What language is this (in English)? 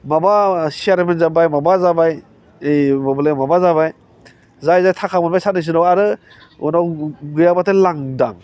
Bodo